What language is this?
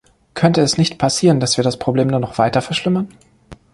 German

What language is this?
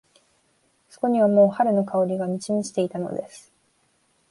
Japanese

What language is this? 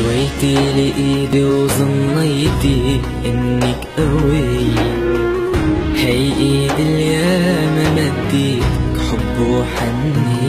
Arabic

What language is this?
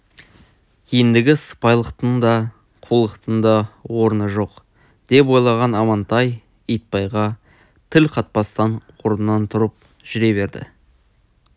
Kazakh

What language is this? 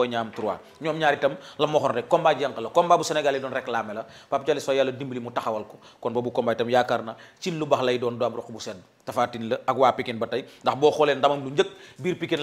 Indonesian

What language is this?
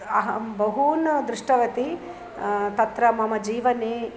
Sanskrit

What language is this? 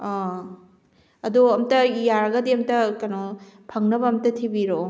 Manipuri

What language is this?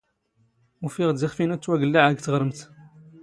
Standard Moroccan Tamazight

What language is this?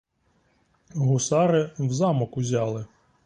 Ukrainian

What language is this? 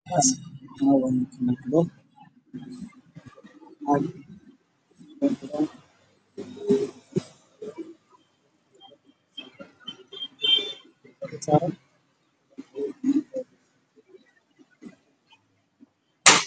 Somali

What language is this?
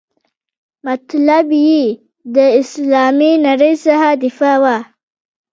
Pashto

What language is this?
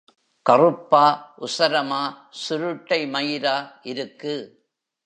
Tamil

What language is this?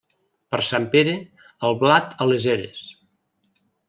Catalan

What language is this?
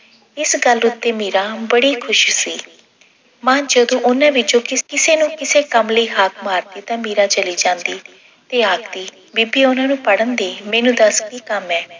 Punjabi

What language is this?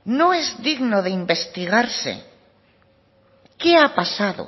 Spanish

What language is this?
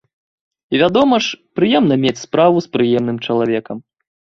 Belarusian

